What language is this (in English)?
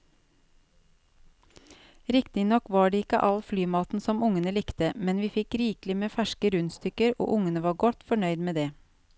Norwegian